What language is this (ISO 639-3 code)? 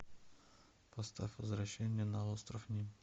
rus